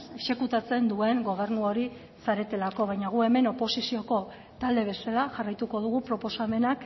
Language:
Basque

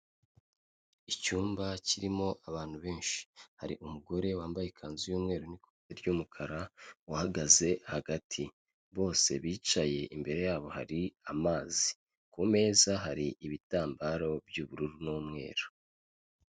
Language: Kinyarwanda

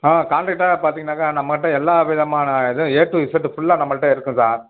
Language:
Tamil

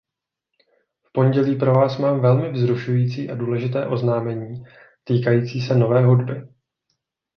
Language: Czech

